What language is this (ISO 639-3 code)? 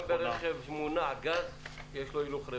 heb